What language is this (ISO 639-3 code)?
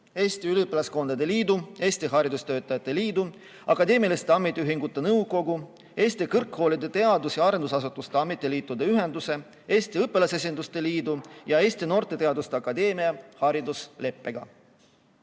est